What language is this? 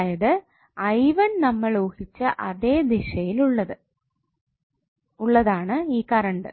Malayalam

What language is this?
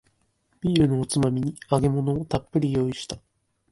Japanese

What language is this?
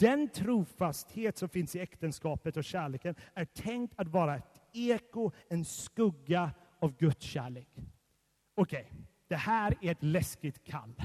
Swedish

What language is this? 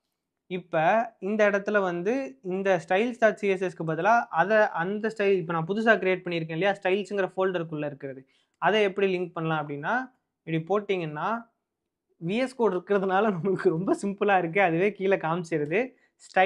Tamil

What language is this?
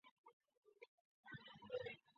Chinese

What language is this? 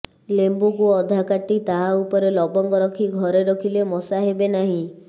Odia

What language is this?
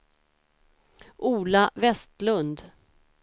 Swedish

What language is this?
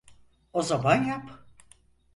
Turkish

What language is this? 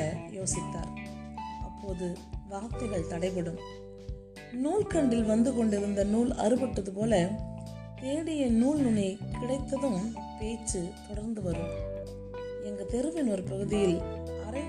Tamil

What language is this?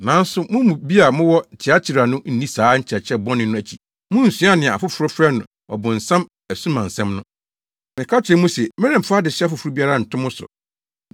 Akan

